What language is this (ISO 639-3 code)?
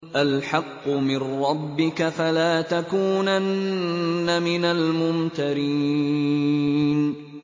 ara